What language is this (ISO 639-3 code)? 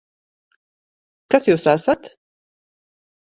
lav